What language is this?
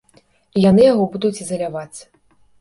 Belarusian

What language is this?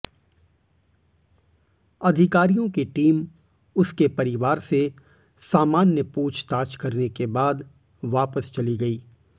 Hindi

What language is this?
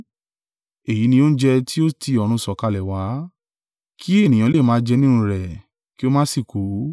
Yoruba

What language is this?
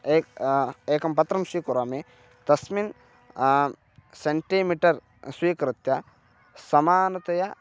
Sanskrit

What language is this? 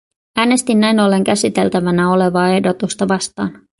Finnish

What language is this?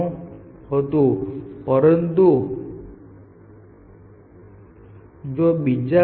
Gujarati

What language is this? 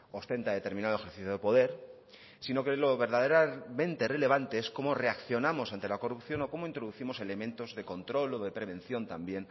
Spanish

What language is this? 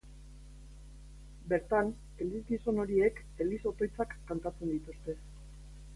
Basque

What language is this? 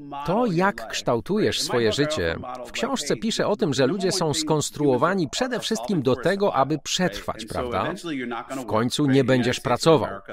Polish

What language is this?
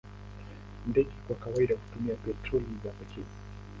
Swahili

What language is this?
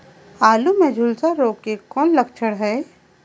Chhattisgarhi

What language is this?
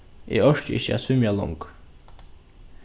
Faroese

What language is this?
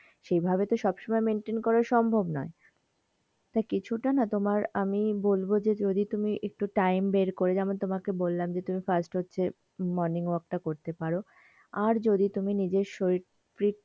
Bangla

